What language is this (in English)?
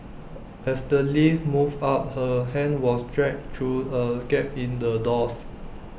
English